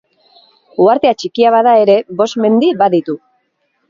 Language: Basque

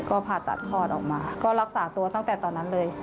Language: Thai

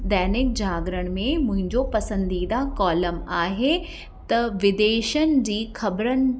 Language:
Sindhi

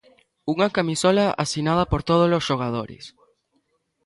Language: Galician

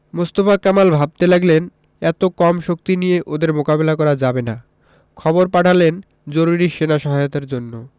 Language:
Bangla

